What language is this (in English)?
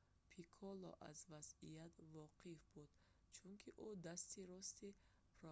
Tajik